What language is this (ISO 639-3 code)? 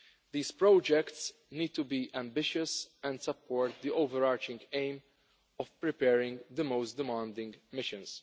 eng